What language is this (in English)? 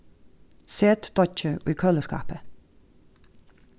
Faroese